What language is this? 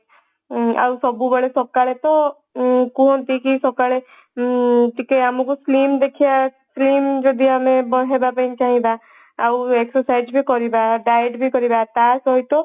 Odia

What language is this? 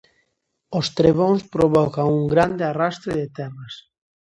Galician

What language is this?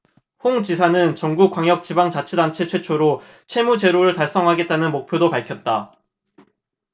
Korean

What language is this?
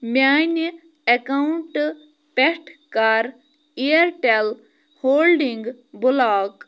Kashmiri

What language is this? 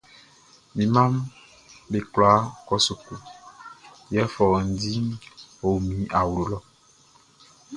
Baoulé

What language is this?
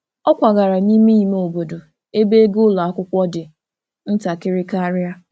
Igbo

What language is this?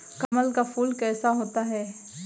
Hindi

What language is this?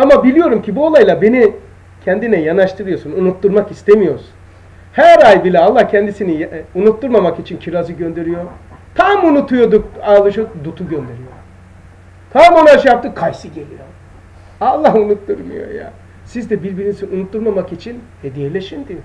Turkish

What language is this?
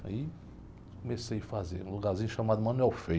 Portuguese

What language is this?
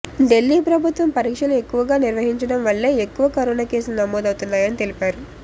Telugu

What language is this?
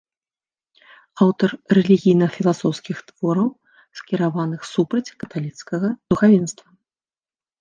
Belarusian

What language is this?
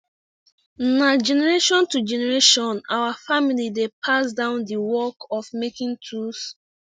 Nigerian Pidgin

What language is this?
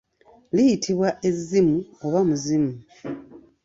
Ganda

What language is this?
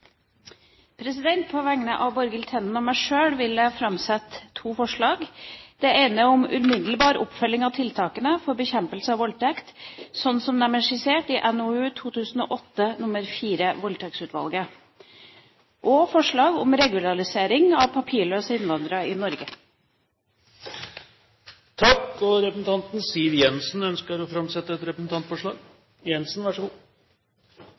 Norwegian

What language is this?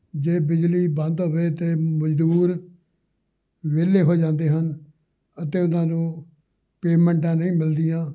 Punjabi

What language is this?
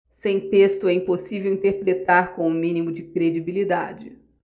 Portuguese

